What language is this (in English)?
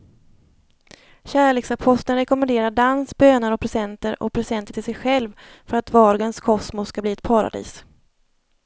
Swedish